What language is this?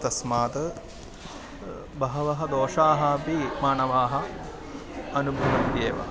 Sanskrit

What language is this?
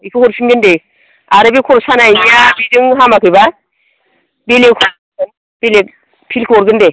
Bodo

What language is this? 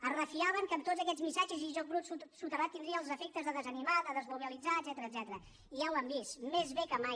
Catalan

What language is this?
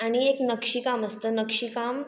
Marathi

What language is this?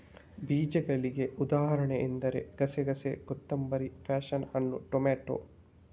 Kannada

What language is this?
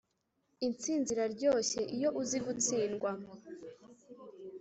Kinyarwanda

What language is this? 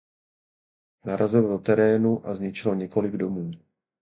Czech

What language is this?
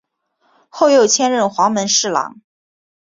Chinese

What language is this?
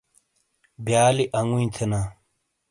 Shina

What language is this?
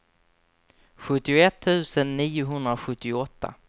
Swedish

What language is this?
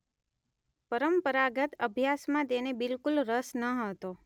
Gujarati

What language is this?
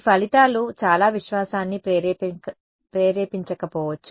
Telugu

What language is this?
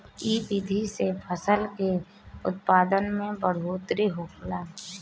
Bhojpuri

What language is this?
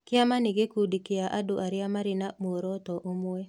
Kikuyu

